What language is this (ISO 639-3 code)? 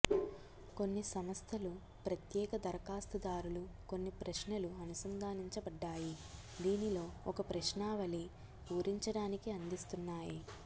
tel